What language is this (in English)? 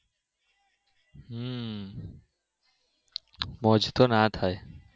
Gujarati